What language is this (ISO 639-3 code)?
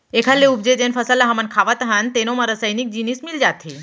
hne